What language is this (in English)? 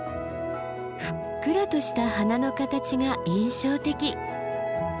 Japanese